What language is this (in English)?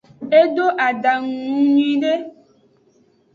Aja (Benin)